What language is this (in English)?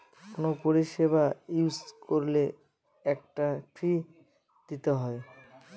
Bangla